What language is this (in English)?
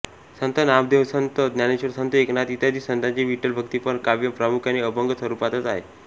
Marathi